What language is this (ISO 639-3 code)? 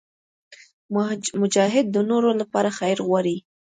pus